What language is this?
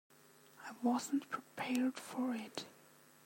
English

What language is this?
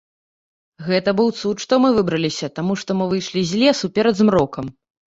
Belarusian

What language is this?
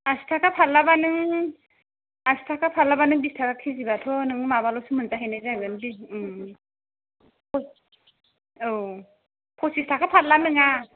Bodo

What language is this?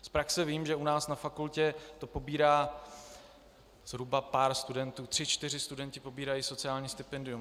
Czech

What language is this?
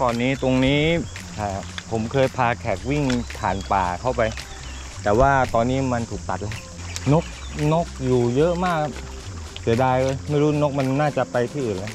Thai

